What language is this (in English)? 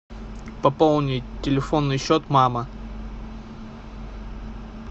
Russian